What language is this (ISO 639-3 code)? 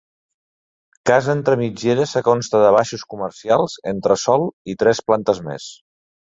cat